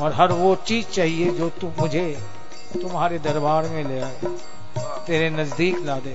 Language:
Hindi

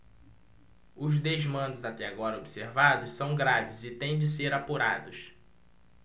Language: Portuguese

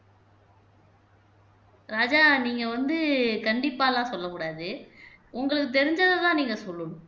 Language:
Tamil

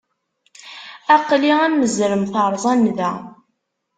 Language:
Kabyle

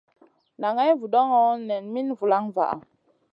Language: Masana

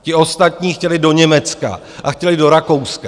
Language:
Czech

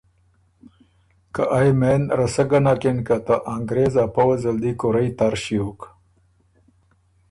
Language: Ormuri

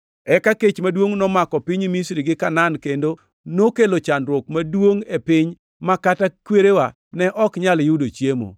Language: Luo (Kenya and Tanzania)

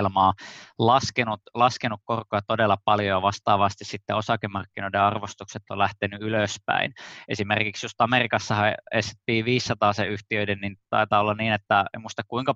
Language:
Finnish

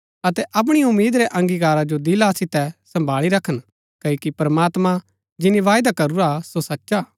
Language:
Gaddi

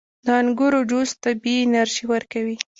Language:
Pashto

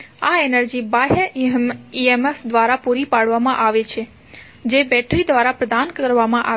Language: Gujarati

